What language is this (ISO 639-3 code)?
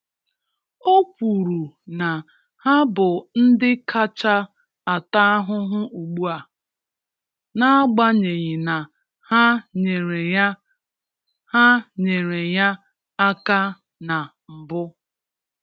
ibo